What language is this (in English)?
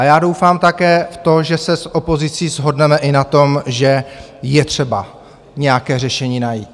Czech